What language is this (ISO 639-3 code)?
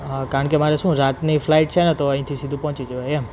guj